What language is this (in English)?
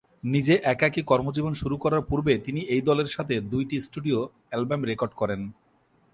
Bangla